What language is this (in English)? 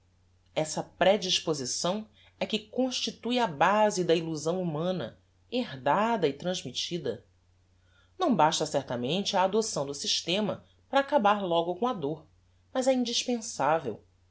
Portuguese